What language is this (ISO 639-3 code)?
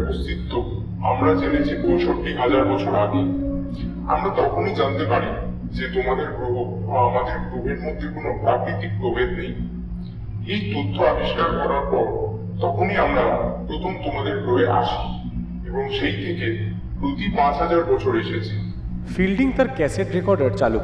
ben